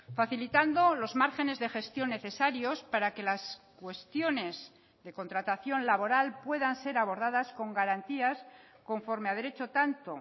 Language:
Spanish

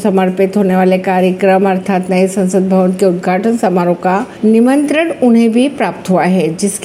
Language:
Hindi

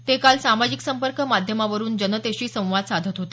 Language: Marathi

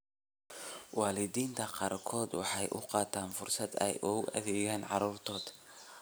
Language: Somali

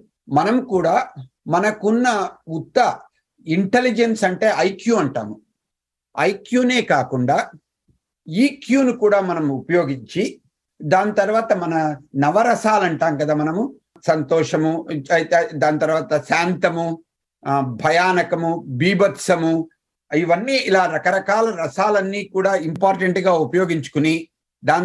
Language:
Telugu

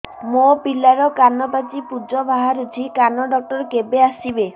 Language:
Odia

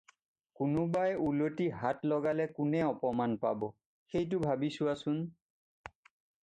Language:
Assamese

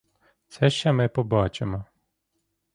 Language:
Ukrainian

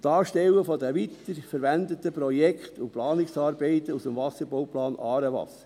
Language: Swiss German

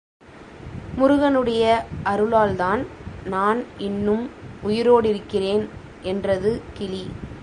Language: Tamil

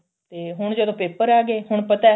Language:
Punjabi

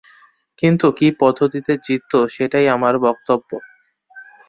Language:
Bangla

